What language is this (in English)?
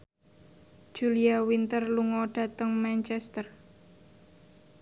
Javanese